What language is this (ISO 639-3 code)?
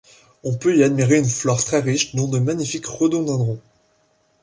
fra